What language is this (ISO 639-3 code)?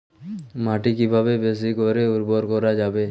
ben